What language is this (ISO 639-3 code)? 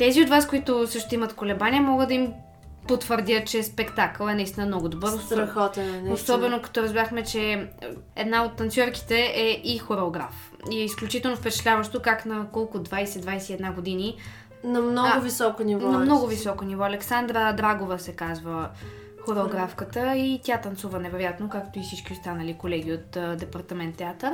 bul